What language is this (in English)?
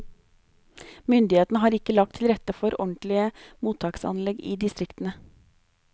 Norwegian